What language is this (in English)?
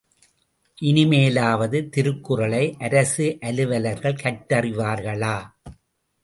Tamil